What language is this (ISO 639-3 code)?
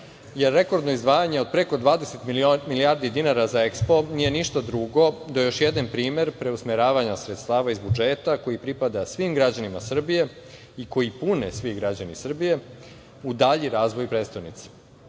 srp